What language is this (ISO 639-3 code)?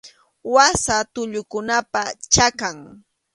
qxu